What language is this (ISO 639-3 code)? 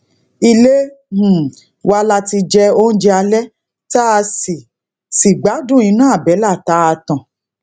yor